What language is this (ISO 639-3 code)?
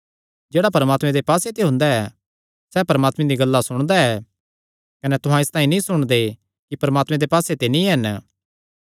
xnr